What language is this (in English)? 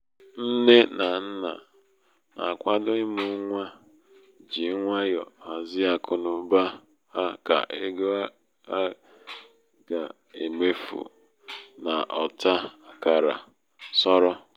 Igbo